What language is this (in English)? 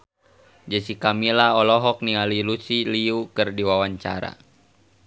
Sundanese